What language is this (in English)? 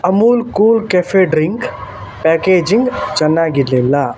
Kannada